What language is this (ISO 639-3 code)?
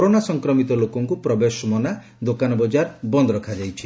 ori